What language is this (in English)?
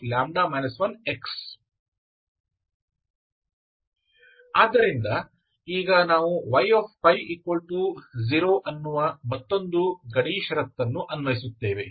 Kannada